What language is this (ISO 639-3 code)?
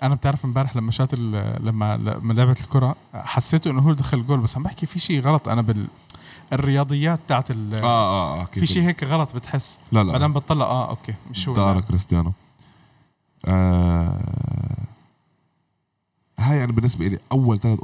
ara